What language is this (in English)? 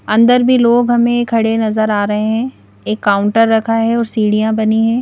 Hindi